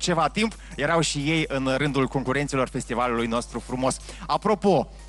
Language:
Romanian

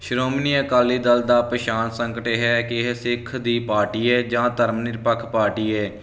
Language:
Punjabi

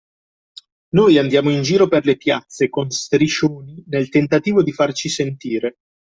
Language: Italian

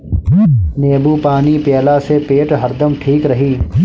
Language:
Bhojpuri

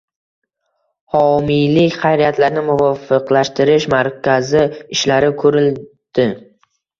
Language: Uzbek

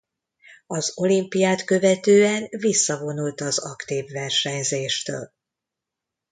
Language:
Hungarian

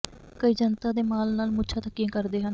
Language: Punjabi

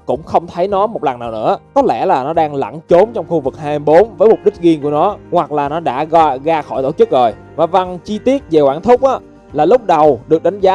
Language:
Vietnamese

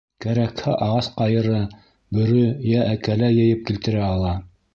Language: Bashkir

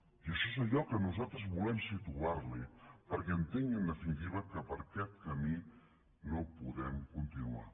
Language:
Catalan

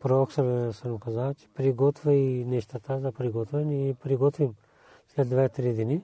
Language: Bulgarian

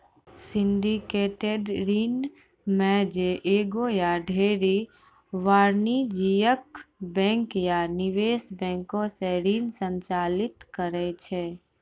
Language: Maithili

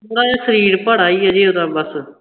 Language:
Punjabi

